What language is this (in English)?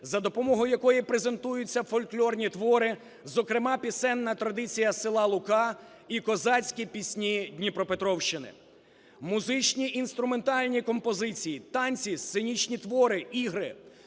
Ukrainian